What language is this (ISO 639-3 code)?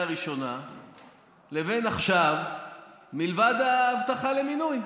heb